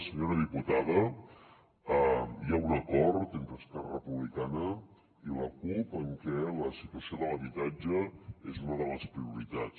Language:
Catalan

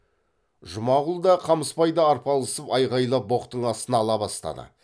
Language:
Kazakh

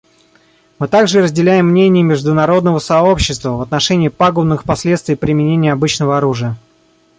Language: Russian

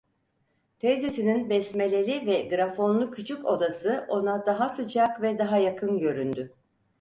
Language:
Turkish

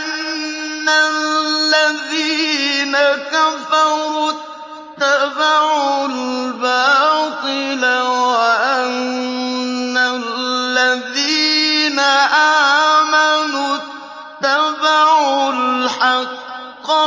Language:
Arabic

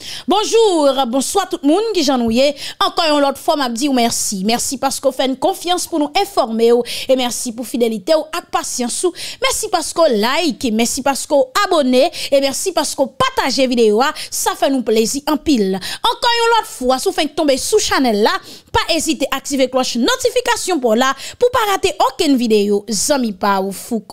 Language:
French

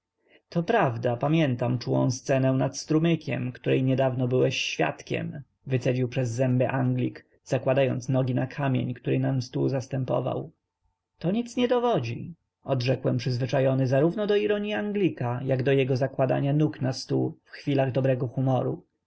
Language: Polish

